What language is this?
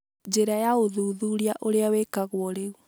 Kikuyu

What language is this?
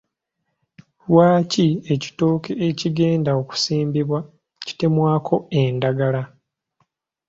Ganda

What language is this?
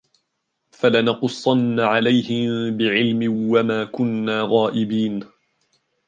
Arabic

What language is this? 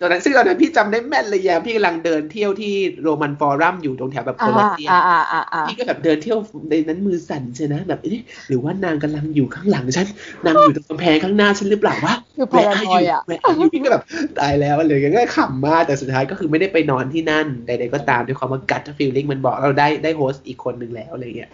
Thai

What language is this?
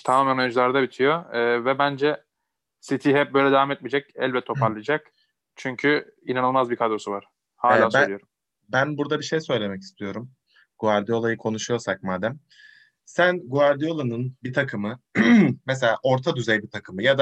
Turkish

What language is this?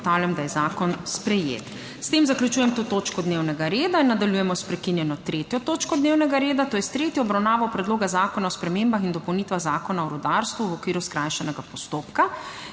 Slovenian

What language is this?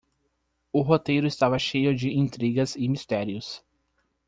Portuguese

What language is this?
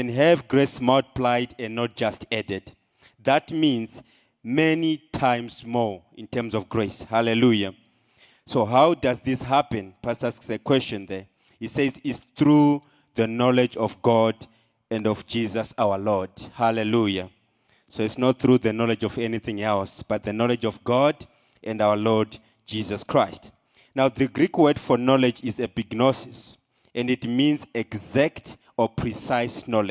English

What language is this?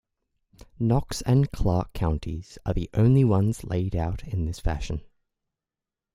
English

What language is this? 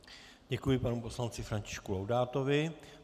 Czech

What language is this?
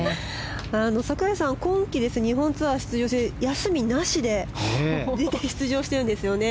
Japanese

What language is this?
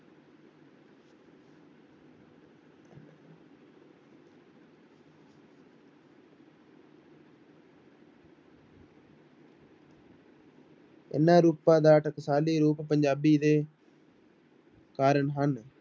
Punjabi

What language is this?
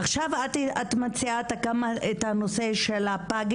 Hebrew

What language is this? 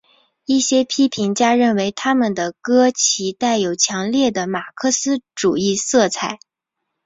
Chinese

